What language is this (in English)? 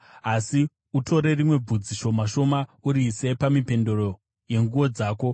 Shona